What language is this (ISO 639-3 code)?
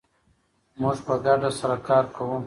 pus